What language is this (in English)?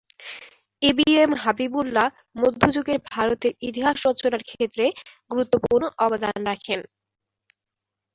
Bangla